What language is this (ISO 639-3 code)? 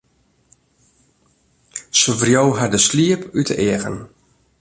fry